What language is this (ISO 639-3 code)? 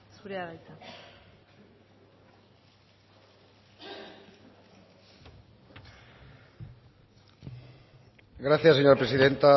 eus